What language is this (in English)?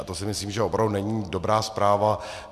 Czech